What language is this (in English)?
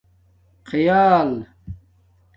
Domaaki